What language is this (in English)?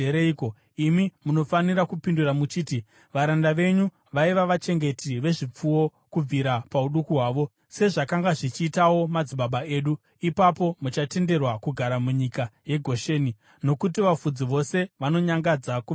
Shona